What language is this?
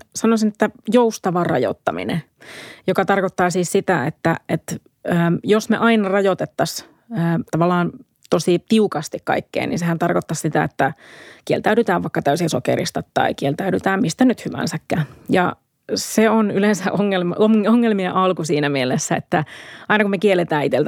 Finnish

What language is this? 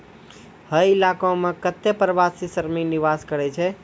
Maithili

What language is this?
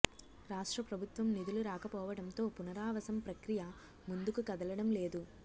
Telugu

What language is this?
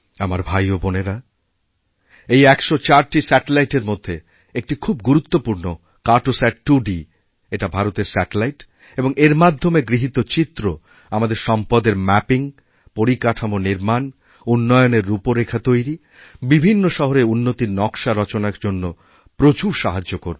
Bangla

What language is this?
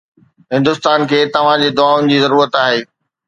Sindhi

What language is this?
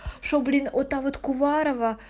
Russian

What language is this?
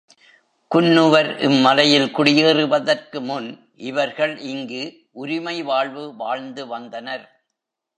Tamil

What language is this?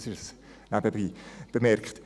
Swiss German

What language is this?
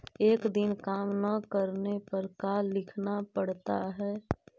Magahi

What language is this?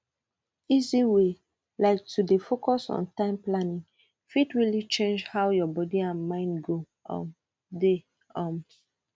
Nigerian Pidgin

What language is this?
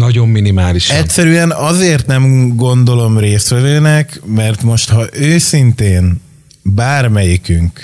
Hungarian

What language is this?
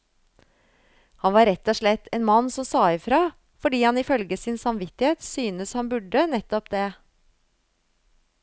Norwegian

